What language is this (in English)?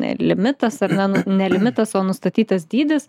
Lithuanian